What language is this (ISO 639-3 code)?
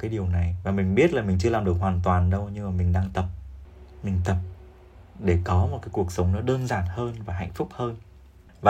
vie